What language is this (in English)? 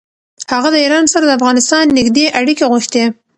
Pashto